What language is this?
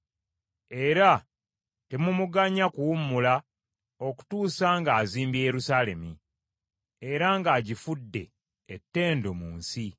Ganda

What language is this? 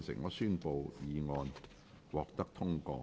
Cantonese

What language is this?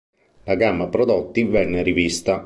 Italian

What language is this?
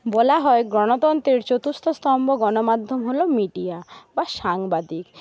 Bangla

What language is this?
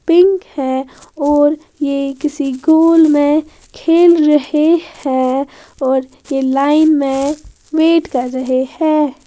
Hindi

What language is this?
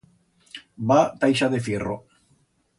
Aragonese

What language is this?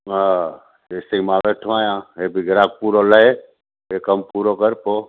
Sindhi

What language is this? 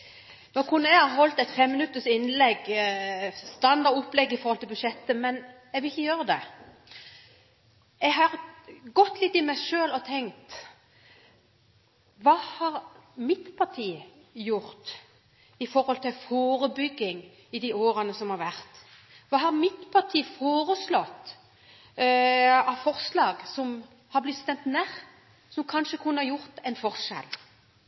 Norwegian Bokmål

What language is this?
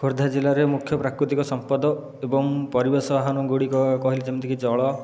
Odia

